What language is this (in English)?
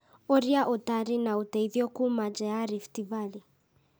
Kikuyu